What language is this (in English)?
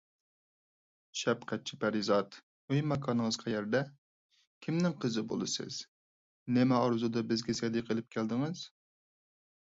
Uyghur